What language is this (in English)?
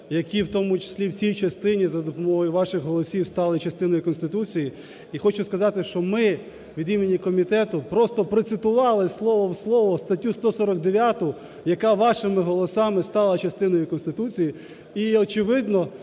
Ukrainian